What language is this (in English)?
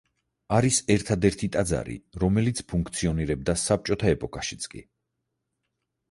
Georgian